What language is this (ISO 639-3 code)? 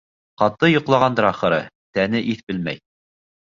bak